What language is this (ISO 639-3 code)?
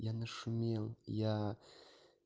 rus